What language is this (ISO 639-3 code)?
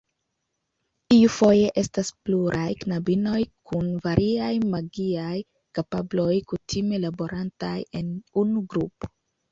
epo